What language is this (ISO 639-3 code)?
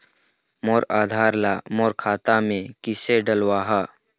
hne